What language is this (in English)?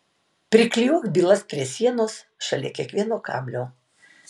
Lithuanian